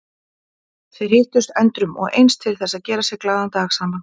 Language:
Icelandic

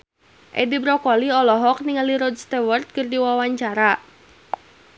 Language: Sundanese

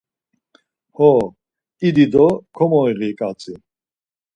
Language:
Laz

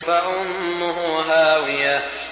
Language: Arabic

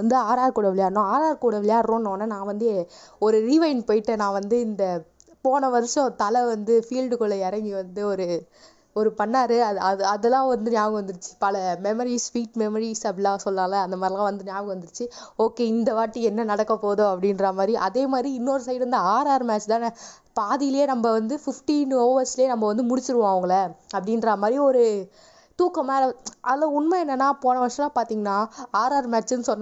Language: Tamil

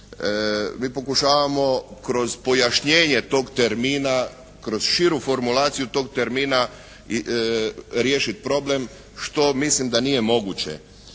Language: Croatian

